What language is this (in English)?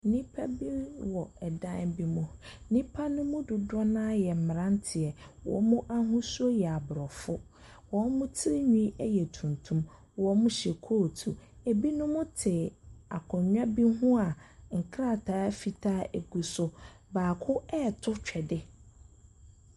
Akan